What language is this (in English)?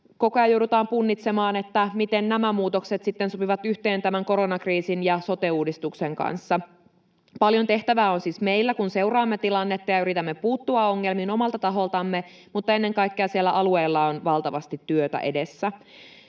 Finnish